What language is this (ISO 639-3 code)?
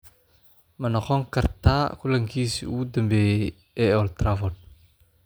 som